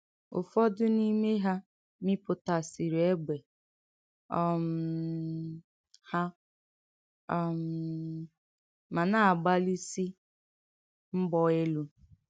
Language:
Igbo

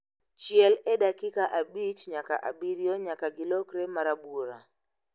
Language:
Luo (Kenya and Tanzania)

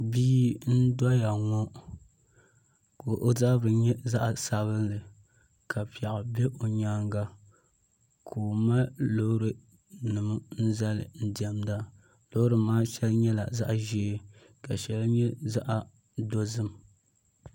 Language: Dagbani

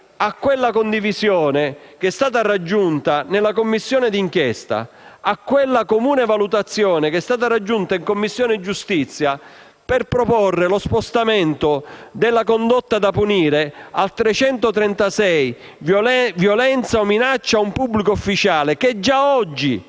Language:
Italian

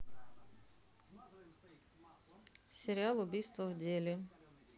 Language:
Russian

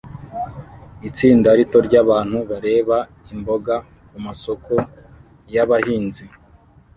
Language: Kinyarwanda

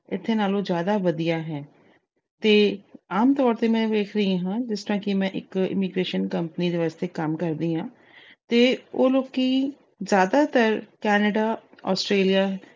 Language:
Punjabi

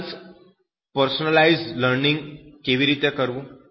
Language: Gujarati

